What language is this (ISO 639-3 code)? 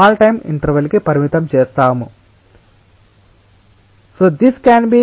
tel